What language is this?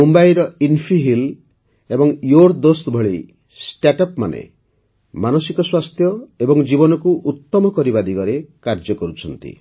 Odia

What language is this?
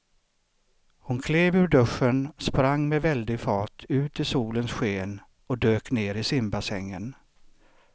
Swedish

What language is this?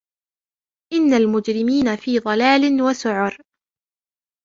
Arabic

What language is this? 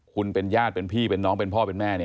Thai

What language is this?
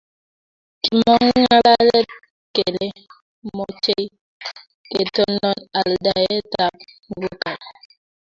Kalenjin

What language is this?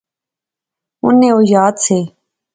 Pahari-Potwari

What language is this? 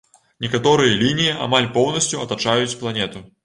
Belarusian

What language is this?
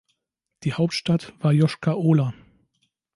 German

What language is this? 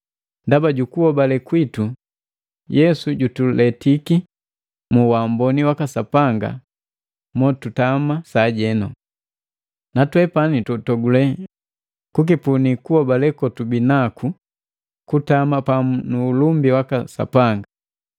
Matengo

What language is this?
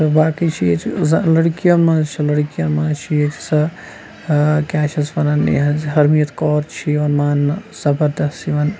Kashmiri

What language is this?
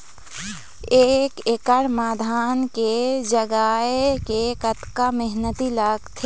Chhattisgarhi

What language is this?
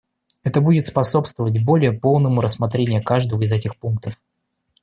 Russian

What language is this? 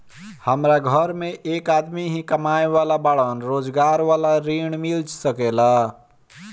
Bhojpuri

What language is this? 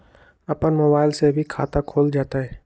Magahi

